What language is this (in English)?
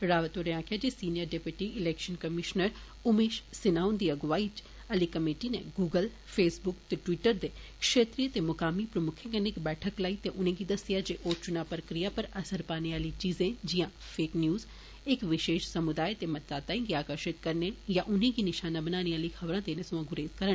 Dogri